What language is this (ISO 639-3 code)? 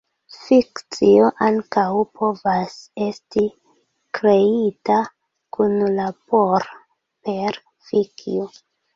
epo